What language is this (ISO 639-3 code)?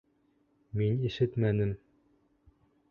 bak